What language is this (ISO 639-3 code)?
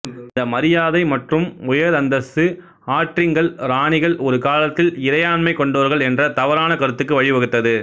tam